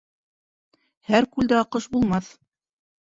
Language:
Bashkir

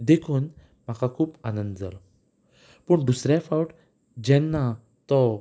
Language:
Konkani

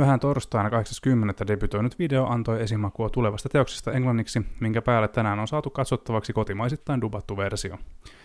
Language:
Finnish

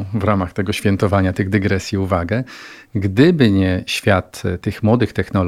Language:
Polish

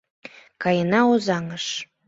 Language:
Mari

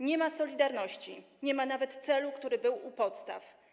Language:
Polish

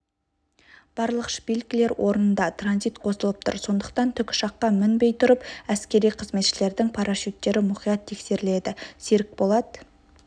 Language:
Kazakh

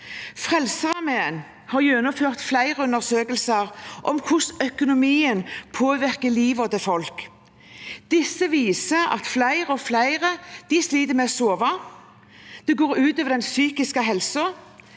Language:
Norwegian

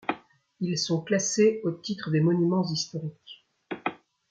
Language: French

